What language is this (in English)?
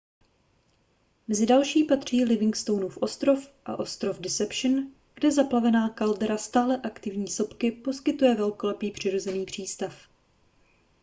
Czech